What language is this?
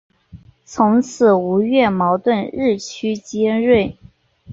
Chinese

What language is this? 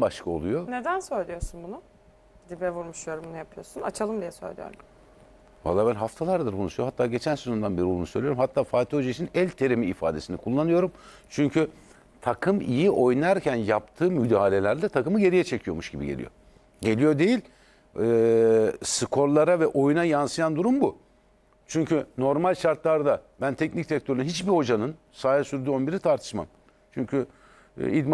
Turkish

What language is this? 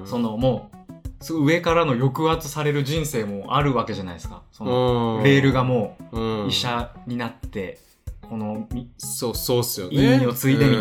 Japanese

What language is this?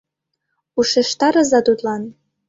Mari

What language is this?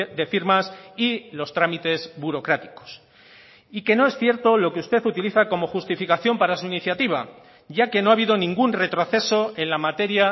Spanish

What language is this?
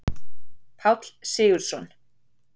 Icelandic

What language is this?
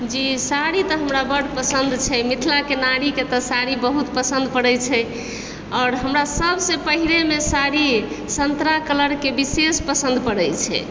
Maithili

